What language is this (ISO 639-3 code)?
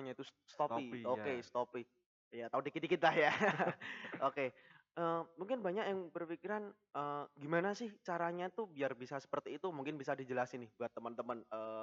ind